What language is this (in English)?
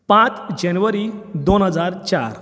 Konkani